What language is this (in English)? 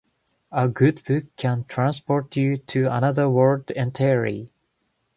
Japanese